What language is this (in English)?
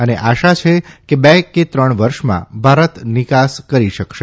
Gujarati